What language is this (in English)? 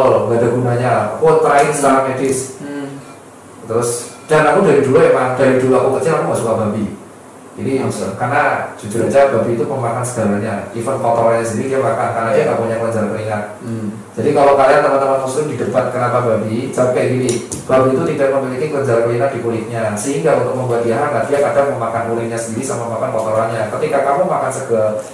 Indonesian